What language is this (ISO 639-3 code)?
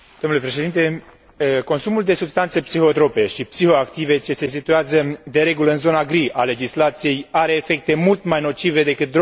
ron